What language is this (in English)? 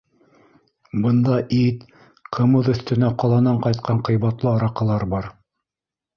Bashkir